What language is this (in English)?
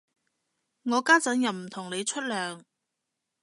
Cantonese